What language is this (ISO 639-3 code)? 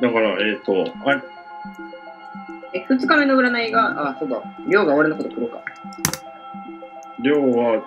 jpn